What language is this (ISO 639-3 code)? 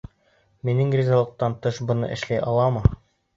bak